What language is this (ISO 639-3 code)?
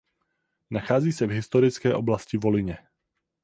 ces